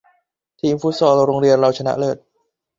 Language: Thai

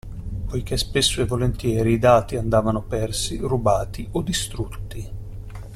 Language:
Italian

